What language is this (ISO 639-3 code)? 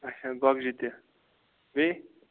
kas